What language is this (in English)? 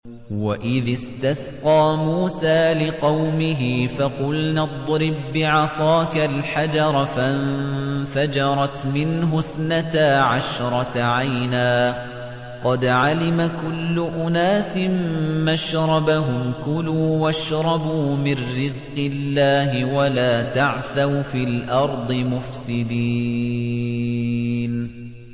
Arabic